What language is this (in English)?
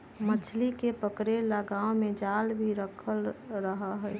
Magahi